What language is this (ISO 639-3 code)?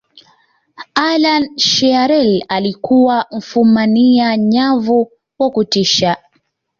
swa